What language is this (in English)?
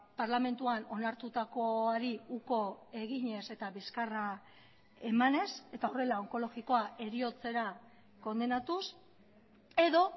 Basque